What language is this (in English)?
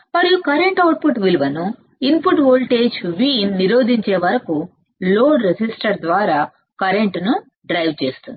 Telugu